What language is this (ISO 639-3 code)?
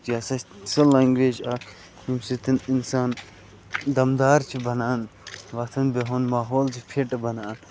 kas